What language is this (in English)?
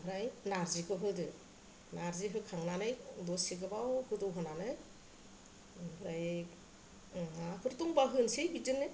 Bodo